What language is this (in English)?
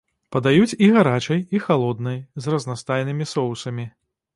Belarusian